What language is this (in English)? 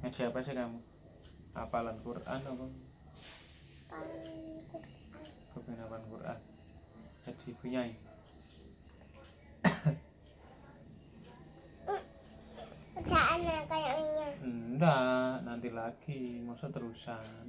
Indonesian